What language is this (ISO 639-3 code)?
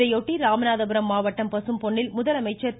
tam